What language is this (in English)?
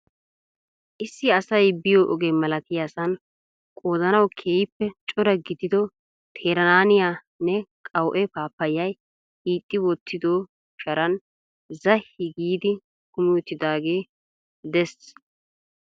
Wolaytta